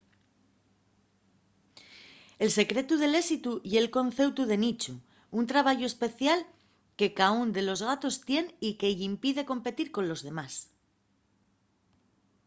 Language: Asturian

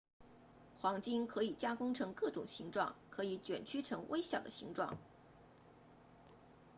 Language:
Chinese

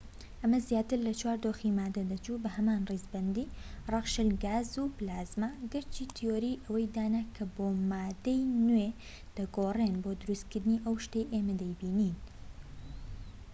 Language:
Central Kurdish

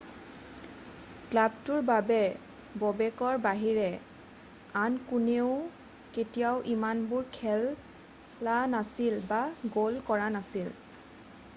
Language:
Assamese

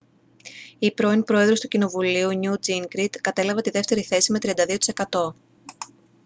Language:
Greek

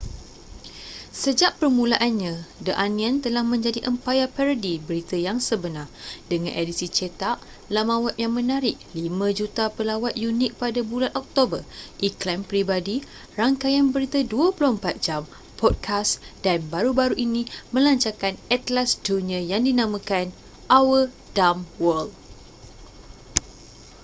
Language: Malay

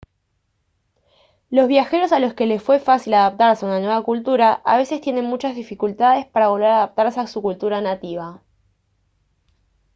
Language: Spanish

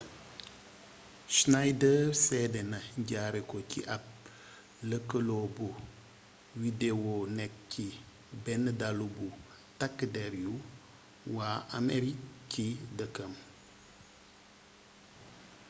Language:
Wolof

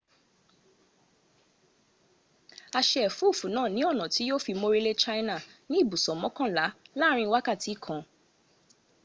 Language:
Yoruba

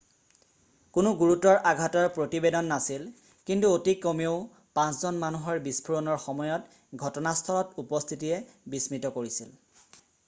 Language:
Assamese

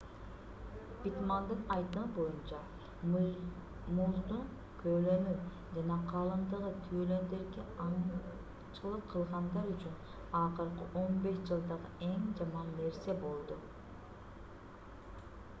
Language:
Kyrgyz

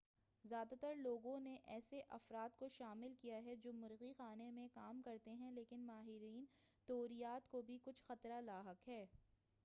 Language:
Urdu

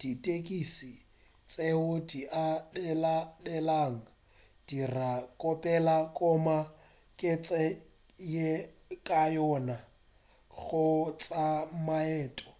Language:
Northern Sotho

